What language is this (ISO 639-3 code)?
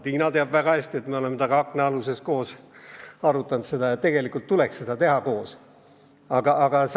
est